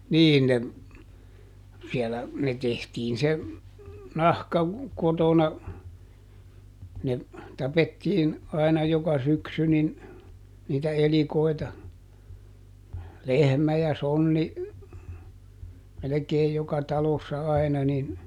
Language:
Finnish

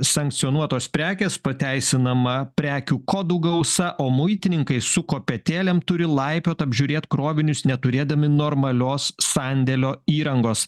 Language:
Lithuanian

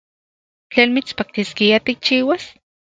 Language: Central Puebla Nahuatl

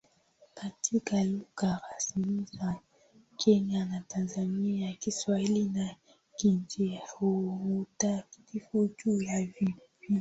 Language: Swahili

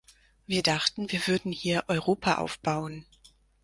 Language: German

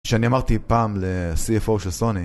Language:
Hebrew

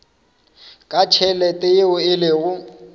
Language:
Northern Sotho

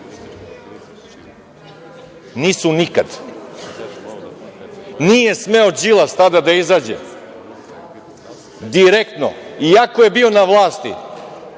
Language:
Serbian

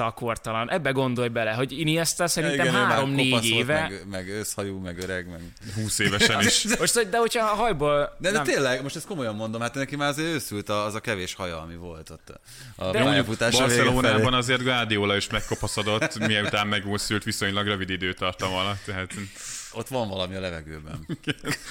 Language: Hungarian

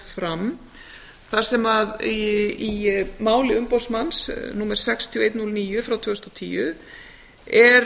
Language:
Icelandic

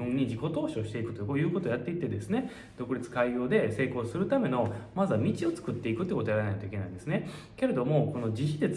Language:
Japanese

